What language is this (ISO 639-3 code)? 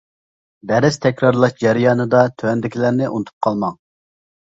uig